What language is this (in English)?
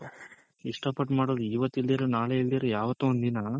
Kannada